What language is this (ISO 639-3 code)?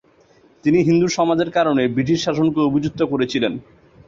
ben